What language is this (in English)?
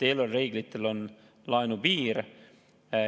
Estonian